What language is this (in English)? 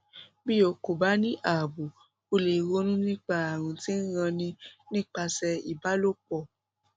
Yoruba